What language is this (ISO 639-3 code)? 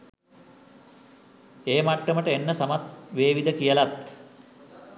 sin